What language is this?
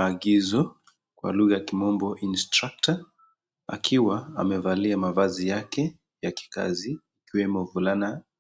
Swahili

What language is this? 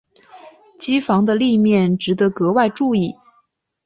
Chinese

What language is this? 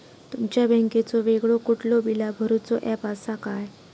Marathi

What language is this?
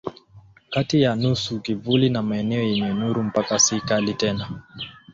Swahili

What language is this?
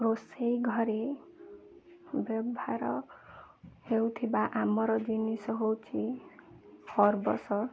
Odia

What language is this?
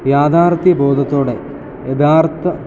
Malayalam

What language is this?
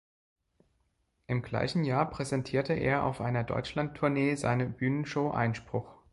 German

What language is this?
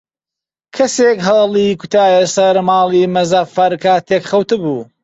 Central Kurdish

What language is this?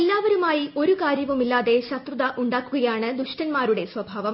Malayalam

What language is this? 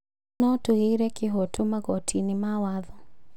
Kikuyu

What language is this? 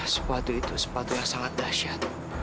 Indonesian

